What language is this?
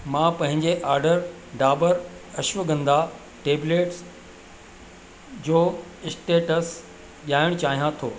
Sindhi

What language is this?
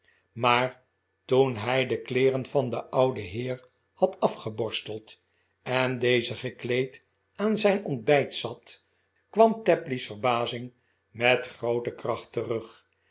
Dutch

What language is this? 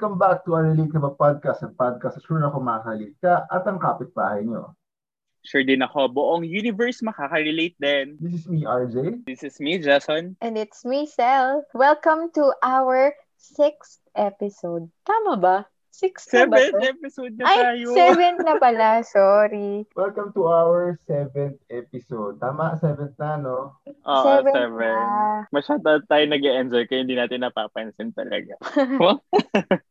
Filipino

